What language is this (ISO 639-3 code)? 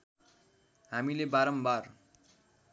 nep